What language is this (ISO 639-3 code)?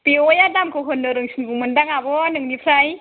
brx